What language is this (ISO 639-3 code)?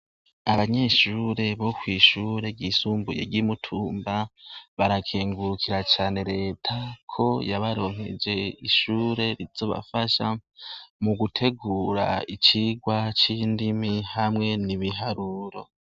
run